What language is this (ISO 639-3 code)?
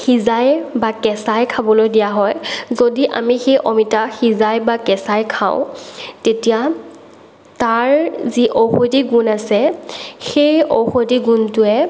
asm